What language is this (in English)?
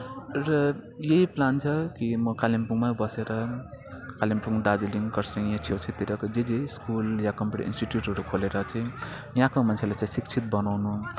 Nepali